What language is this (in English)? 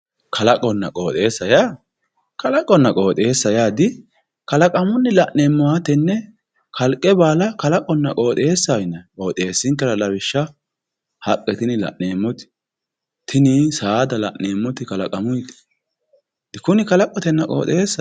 Sidamo